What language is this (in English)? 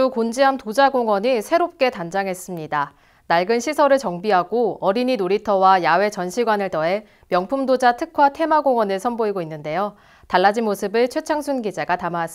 Korean